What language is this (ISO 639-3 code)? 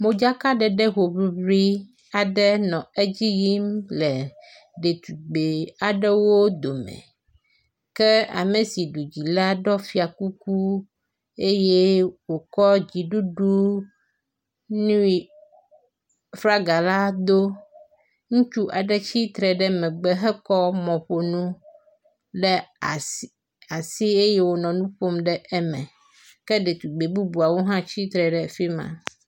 ewe